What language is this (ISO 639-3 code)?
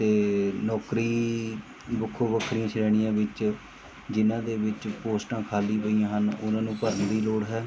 pan